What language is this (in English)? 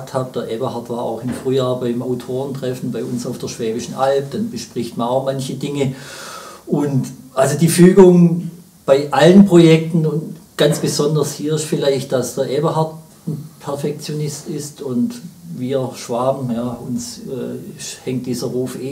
German